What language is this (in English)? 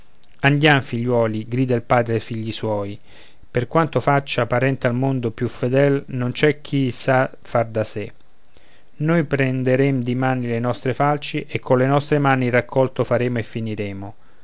Italian